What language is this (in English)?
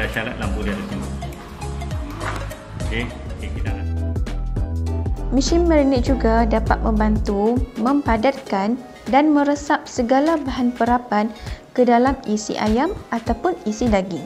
Malay